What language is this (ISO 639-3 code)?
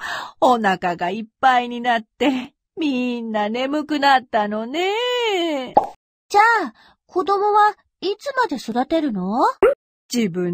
jpn